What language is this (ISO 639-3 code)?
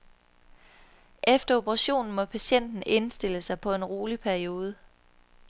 dan